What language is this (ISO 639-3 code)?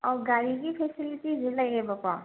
mni